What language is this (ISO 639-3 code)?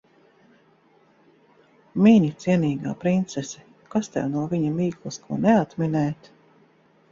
lav